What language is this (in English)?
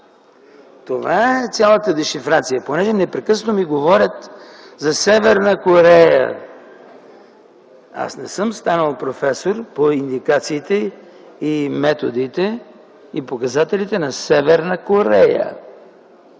Bulgarian